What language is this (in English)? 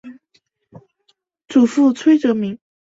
Chinese